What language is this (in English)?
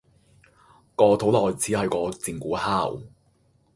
Cantonese